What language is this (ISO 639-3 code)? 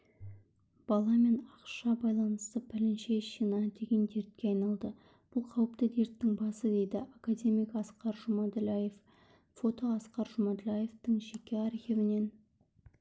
kaz